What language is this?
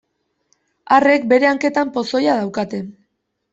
Basque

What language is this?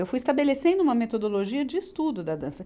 Portuguese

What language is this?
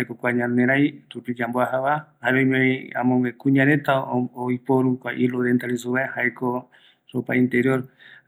Eastern Bolivian Guaraní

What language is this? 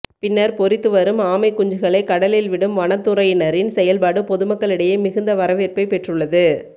Tamil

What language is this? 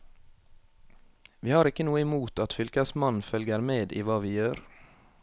Norwegian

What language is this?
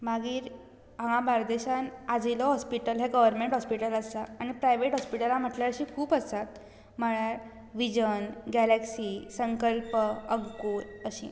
Konkani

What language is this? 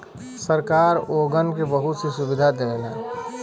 Bhojpuri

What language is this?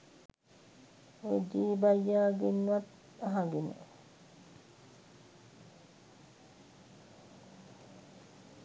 Sinhala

